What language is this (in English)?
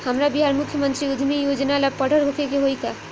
Bhojpuri